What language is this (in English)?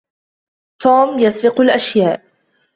Arabic